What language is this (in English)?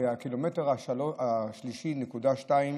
Hebrew